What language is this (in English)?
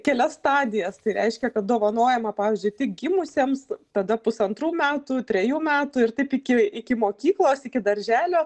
Lithuanian